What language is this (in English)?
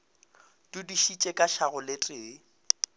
Northern Sotho